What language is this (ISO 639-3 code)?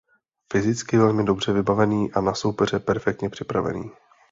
ces